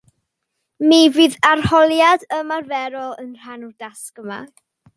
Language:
Welsh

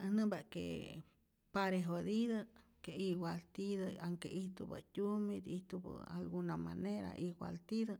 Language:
Rayón Zoque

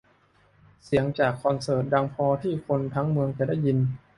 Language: Thai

